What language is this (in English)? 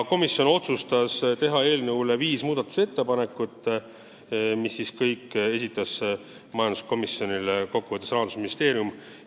Estonian